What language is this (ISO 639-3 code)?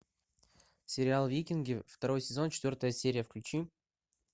rus